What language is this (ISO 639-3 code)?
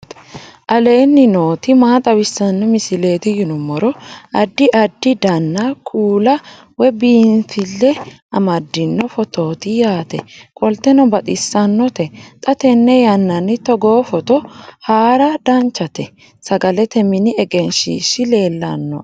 sid